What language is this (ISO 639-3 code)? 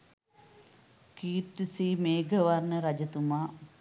sin